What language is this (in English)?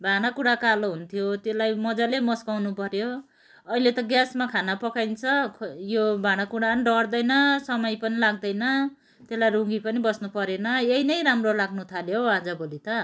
Nepali